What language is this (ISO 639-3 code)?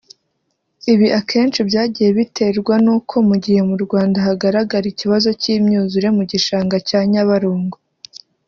kin